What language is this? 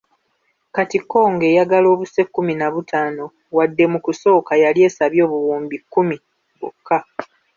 Ganda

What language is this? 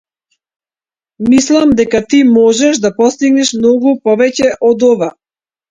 Macedonian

